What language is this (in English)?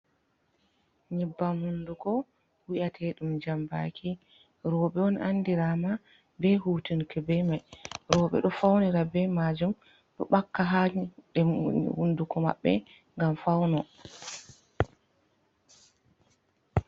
Fula